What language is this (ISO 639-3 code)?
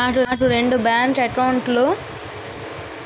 tel